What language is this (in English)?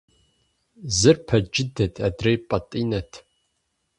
Kabardian